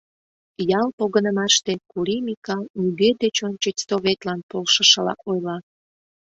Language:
Mari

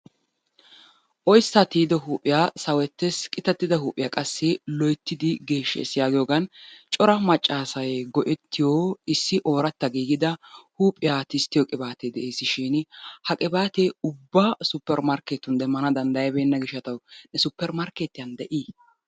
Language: Wolaytta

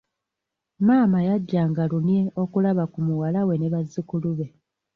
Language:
Ganda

